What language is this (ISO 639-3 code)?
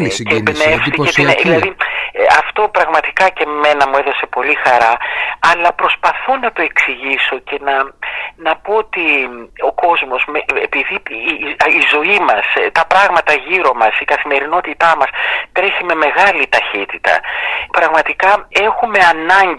ell